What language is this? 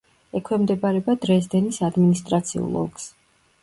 Georgian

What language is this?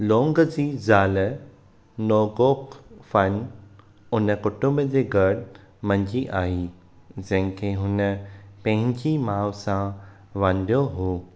Sindhi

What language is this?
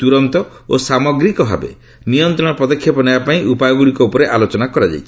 Odia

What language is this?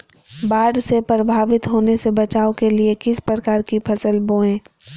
Magahi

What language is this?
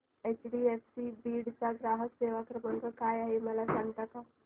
Marathi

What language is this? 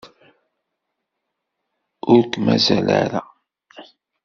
Kabyle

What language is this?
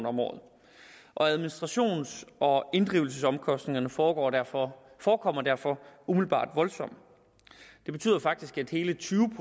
Danish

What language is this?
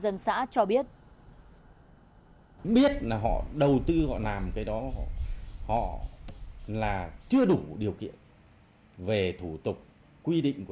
Vietnamese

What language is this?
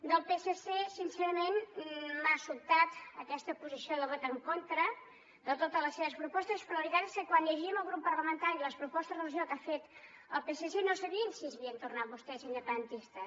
Catalan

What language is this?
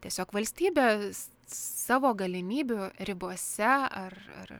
Lithuanian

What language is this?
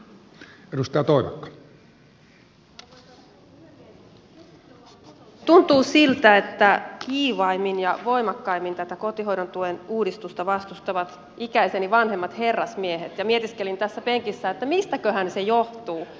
Finnish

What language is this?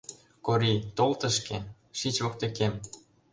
Mari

